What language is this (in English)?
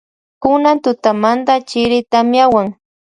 Loja Highland Quichua